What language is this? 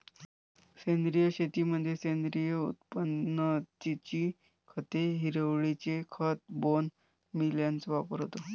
Marathi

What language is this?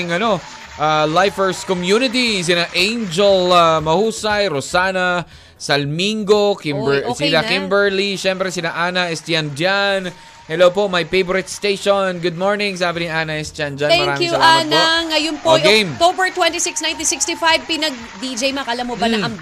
Filipino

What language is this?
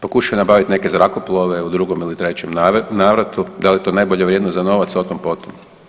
Croatian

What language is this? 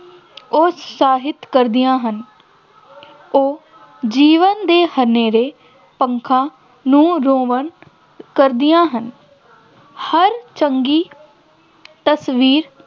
Punjabi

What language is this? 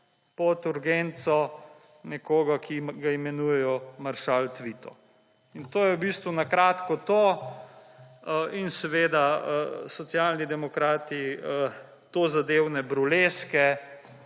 Slovenian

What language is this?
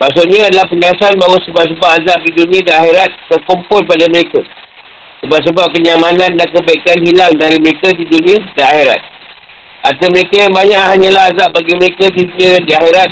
Malay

